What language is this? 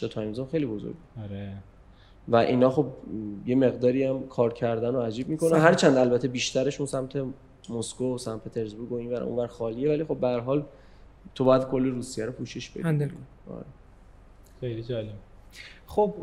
Persian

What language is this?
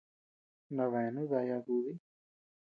Tepeuxila Cuicatec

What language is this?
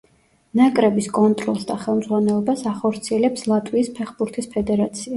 Georgian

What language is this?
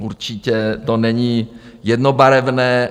Czech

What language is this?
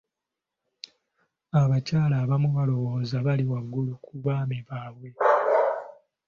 Ganda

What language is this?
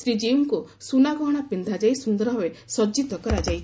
Odia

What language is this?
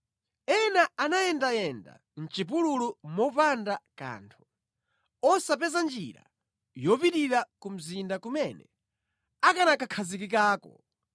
Nyanja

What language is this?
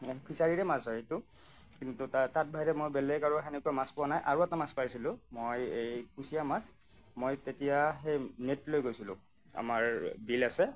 Assamese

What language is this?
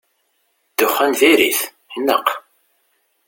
Kabyle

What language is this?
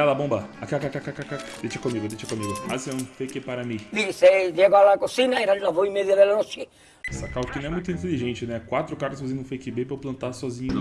Portuguese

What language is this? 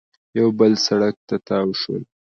Pashto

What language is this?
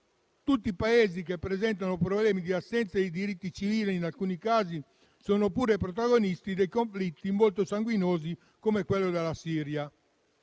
Italian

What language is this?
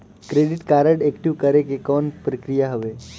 Chhattisgarhi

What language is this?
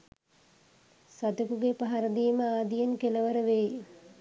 Sinhala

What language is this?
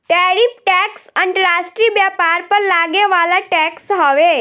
Bhojpuri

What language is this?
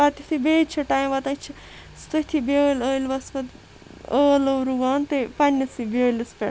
Kashmiri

